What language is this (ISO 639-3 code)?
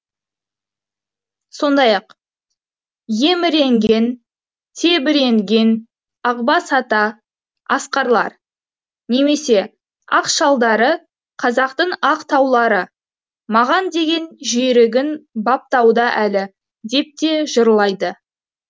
kaz